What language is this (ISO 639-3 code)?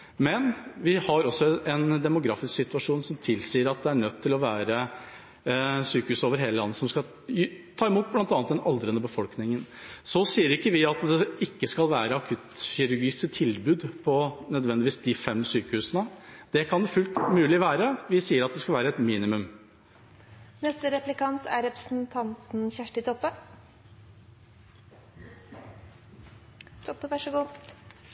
nor